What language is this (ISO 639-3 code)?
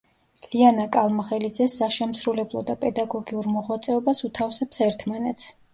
kat